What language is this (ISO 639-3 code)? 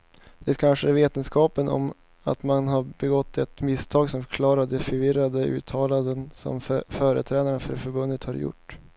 swe